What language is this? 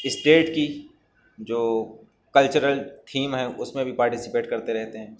Urdu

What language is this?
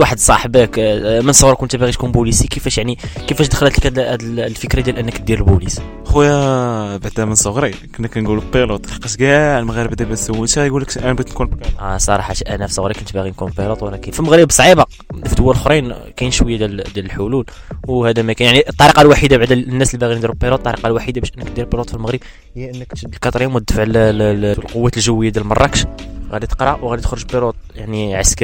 Arabic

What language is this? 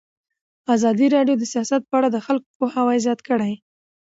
Pashto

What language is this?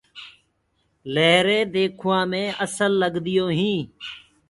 Gurgula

